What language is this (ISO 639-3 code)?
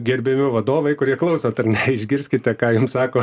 lit